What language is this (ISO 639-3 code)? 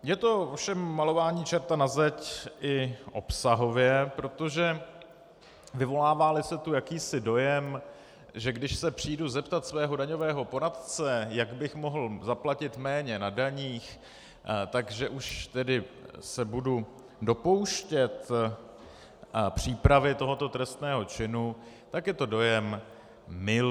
ces